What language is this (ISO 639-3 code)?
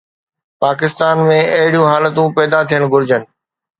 snd